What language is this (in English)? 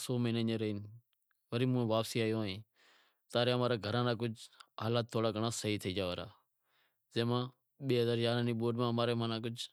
Wadiyara Koli